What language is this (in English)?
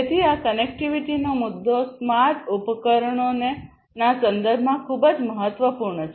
Gujarati